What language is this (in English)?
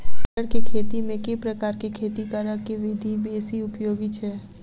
Maithili